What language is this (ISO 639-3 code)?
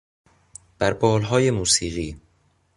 fas